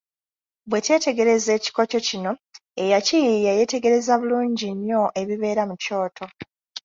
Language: Ganda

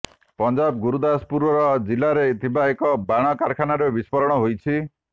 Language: Odia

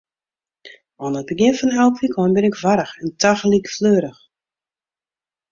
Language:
Western Frisian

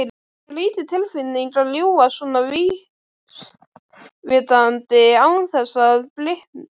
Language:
Icelandic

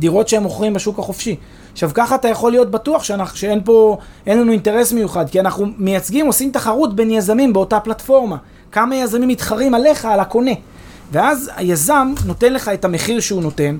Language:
Hebrew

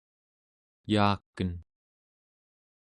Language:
Central Yupik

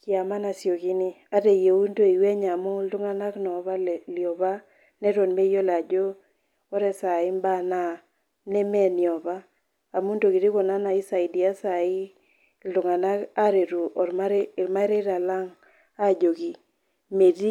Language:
Masai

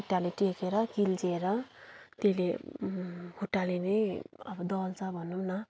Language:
Nepali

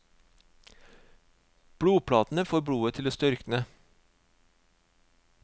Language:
Norwegian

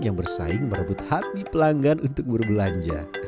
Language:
Indonesian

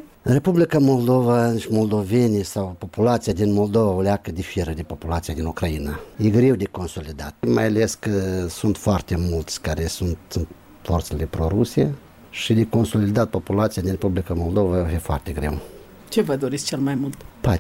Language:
Romanian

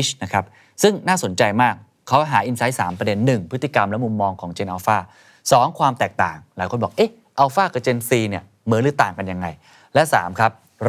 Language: Thai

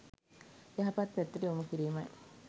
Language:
Sinhala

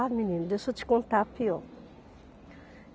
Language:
Portuguese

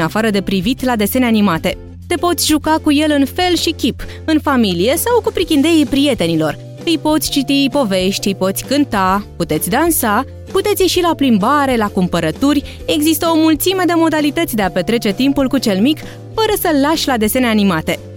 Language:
Romanian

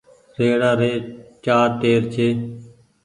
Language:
Goaria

